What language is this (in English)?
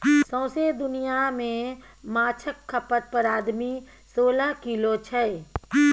Maithili